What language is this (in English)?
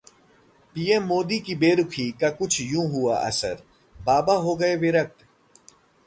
Hindi